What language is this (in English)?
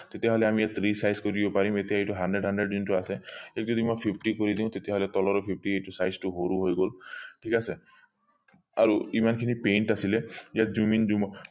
Assamese